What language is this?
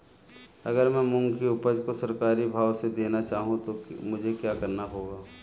Hindi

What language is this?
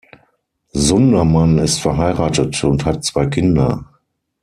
German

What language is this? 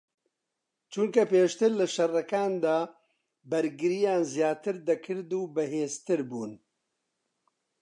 Central Kurdish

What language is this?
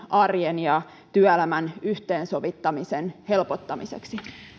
Finnish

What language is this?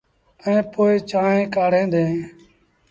Sindhi Bhil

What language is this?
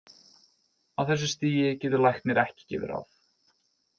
Icelandic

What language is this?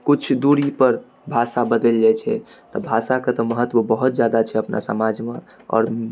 Maithili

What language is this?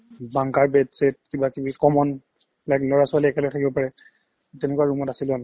Assamese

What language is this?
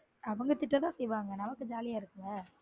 Tamil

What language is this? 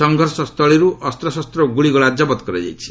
Odia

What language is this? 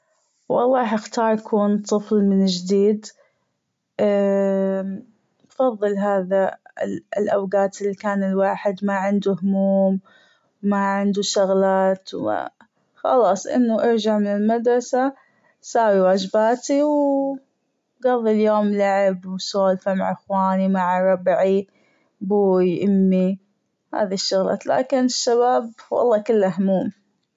Gulf Arabic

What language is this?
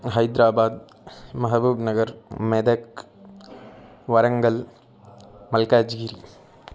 Sanskrit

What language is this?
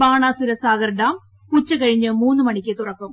Malayalam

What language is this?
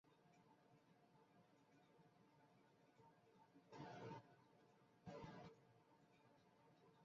Bangla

